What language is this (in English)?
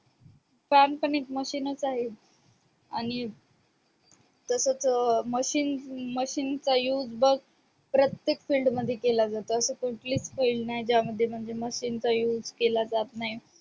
Marathi